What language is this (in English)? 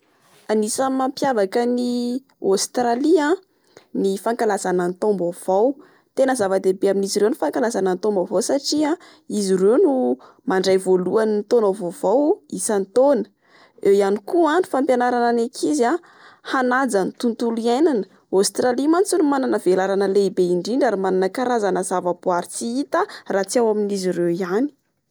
Malagasy